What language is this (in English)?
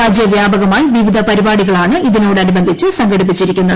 Malayalam